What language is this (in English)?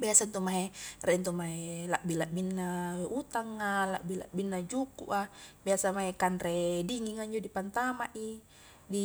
Highland Konjo